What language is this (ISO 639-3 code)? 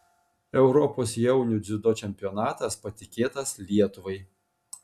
lit